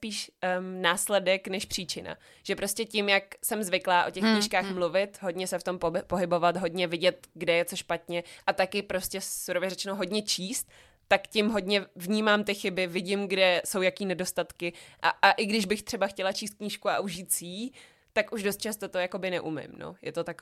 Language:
Czech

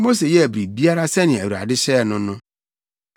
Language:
Akan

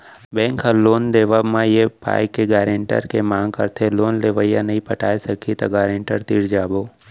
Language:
Chhattisgarhi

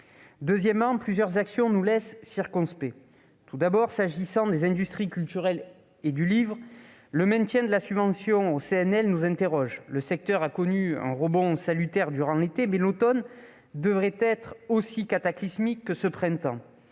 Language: French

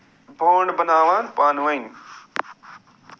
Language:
Kashmiri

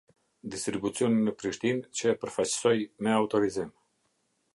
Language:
Albanian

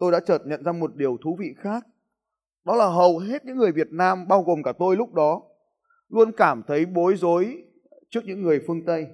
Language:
Vietnamese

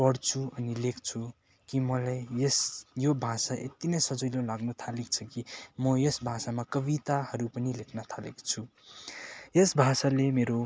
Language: Nepali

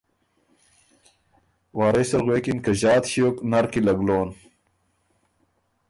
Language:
Ormuri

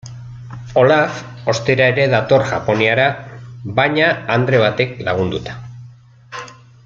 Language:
Basque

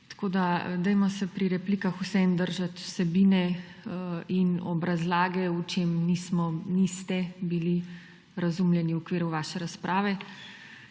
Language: Slovenian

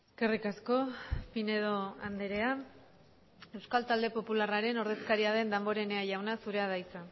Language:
Basque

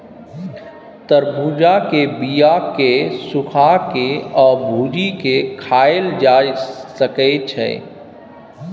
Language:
Maithili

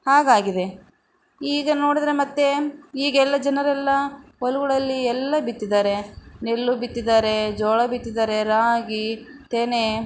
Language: Kannada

